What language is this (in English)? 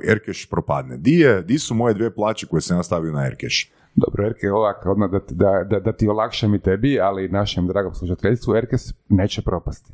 Croatian